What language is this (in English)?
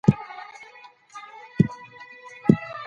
Pashto